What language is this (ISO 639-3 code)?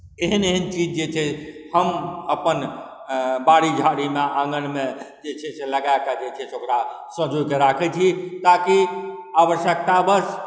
mai